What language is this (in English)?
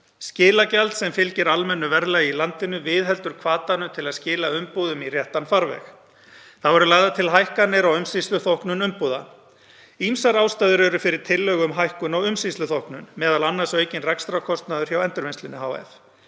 Icelandic